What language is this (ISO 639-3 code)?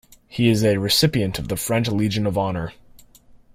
eng